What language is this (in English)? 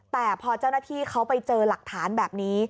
Thai